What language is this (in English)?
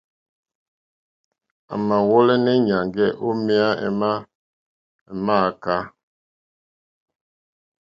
Mokpwe